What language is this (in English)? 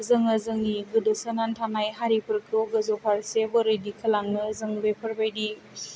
Bodo